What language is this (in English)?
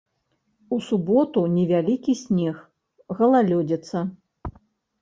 Belarusian